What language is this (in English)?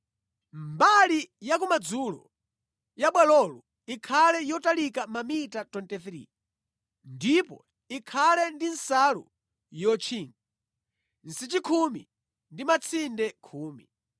Nyanja